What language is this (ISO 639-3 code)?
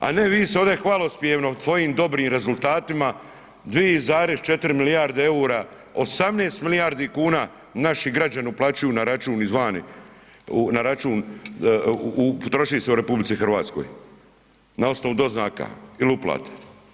hrv